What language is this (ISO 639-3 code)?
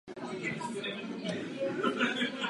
ces